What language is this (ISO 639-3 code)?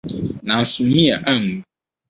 aka